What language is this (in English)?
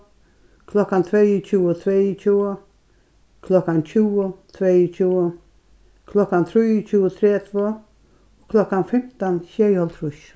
Faroese